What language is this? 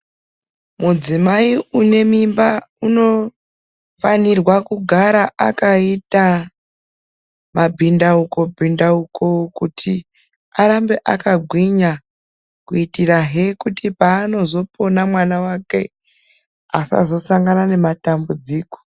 Ndau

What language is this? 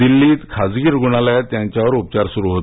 Marathi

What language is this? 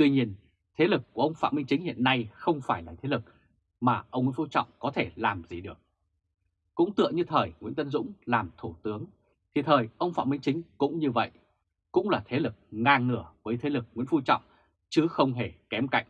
Vietnamese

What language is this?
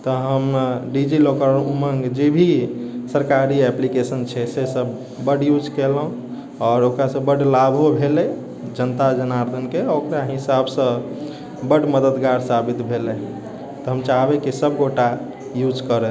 Maithili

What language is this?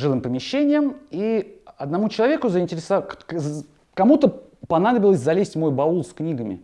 Russian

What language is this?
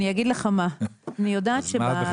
Hebrew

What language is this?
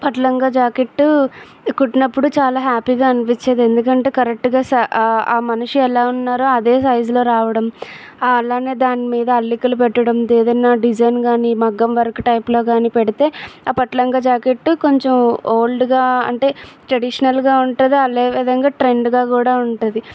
Telugu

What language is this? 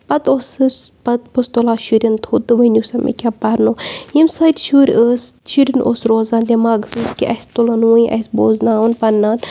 Kashmiri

